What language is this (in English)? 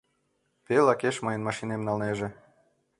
Mari